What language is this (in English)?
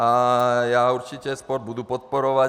Czech